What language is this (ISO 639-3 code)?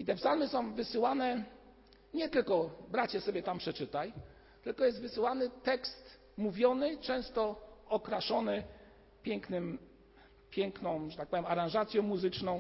pol